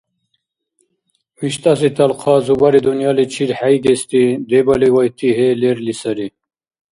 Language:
Dargwa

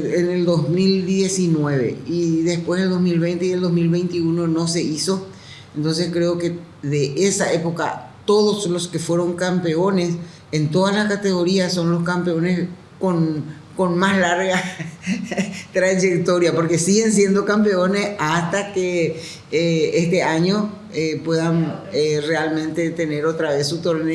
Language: Spanish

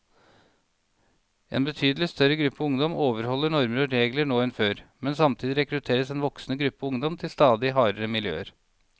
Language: Norwegian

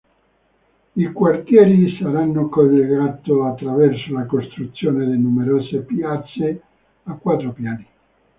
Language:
Italian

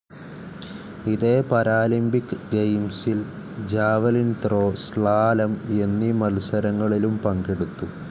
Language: Malayalam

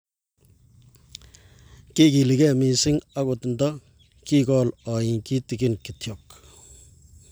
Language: Kalenjin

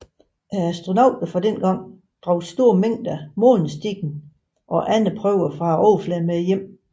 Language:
Danish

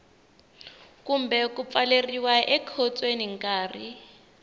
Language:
Tsonga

